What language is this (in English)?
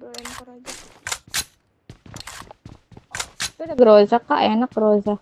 Indonesian